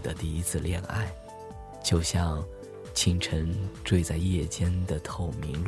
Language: Chinese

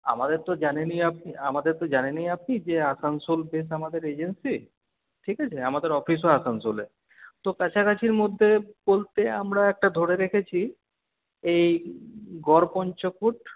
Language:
Bangla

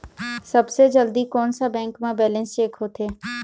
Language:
Chhattisgarhi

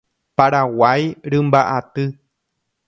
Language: Guarani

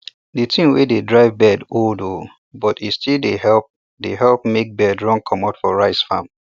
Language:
Nigerian Pidgin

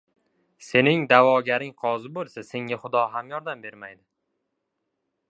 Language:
Uzbek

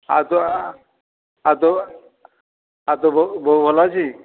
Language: Odia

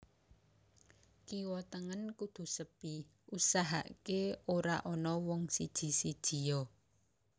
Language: Javanese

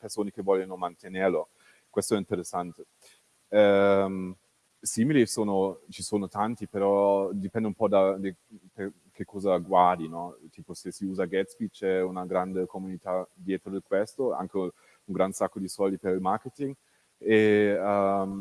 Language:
Italian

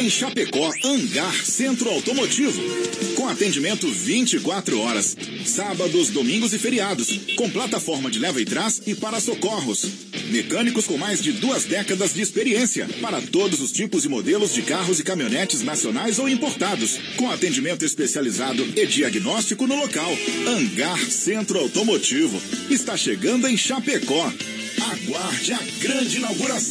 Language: Portuguese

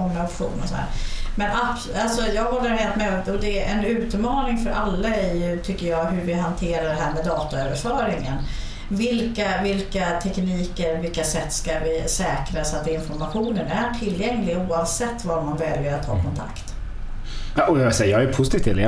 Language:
Swedish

